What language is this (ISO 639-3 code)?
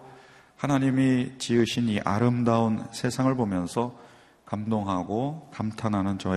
kor